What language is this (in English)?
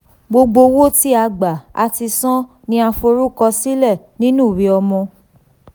Yoruba